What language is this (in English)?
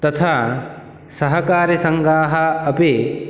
Sanskrit